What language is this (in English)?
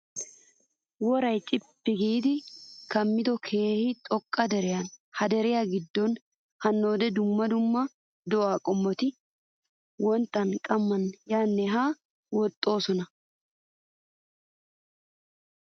Wolaytta